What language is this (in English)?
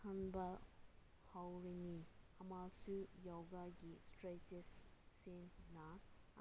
Manipuri